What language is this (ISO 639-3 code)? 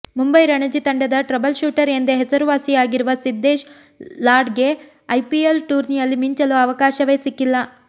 kan